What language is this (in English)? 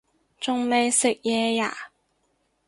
Cantonese